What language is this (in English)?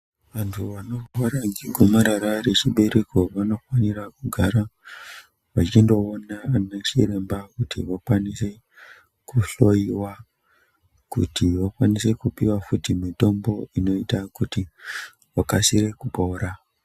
Ndau